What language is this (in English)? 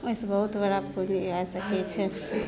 Maithili